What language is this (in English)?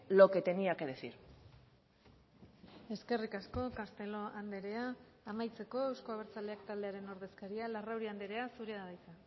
Basque